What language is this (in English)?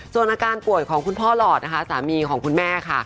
Thai